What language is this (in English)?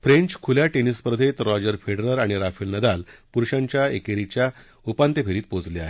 Marathi